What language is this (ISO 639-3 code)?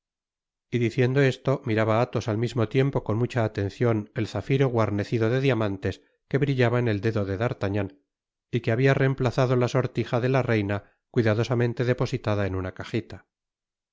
spa